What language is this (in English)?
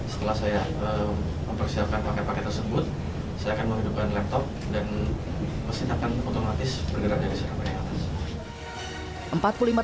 Indonesian